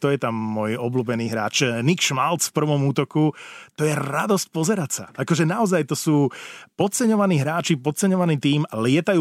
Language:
Slovak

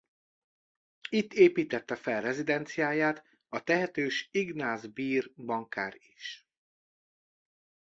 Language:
Hungarian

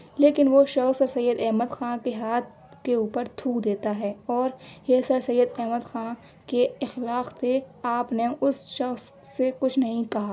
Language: Urdu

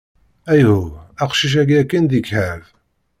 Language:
Kabyle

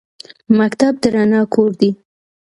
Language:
Pashto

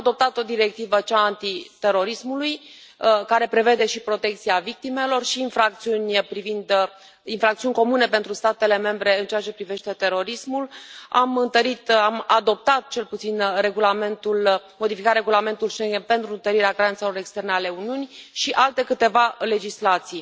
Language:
Romanian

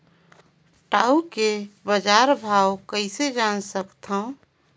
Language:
Chhattisgarhi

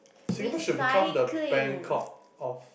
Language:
English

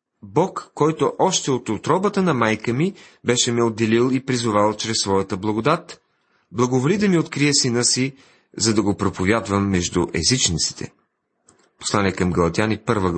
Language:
Bulgarian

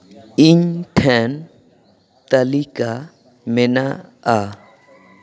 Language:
Santali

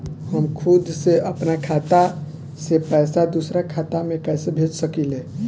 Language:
Bhojpuri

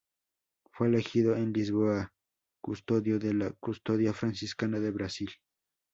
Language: Spanish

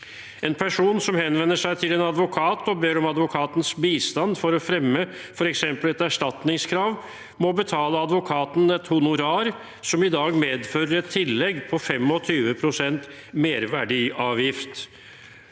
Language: Norwegian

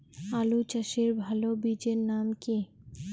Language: Bangla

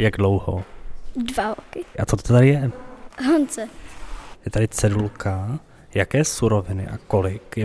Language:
Czech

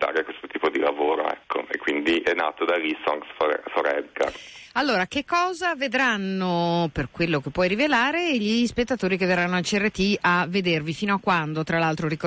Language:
Italian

